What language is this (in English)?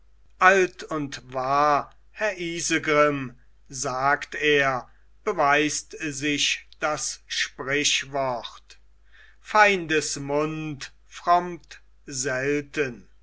German